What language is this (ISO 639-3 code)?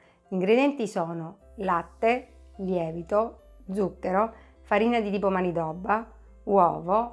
ita